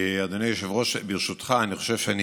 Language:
Hebrew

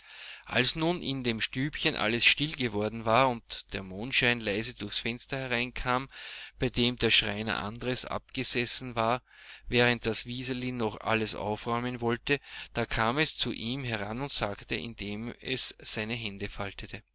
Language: German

